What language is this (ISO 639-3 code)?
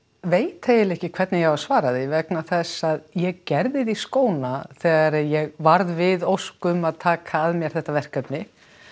isl